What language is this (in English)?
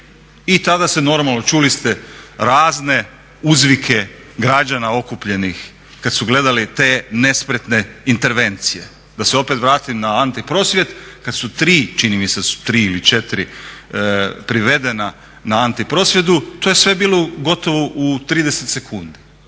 Croatian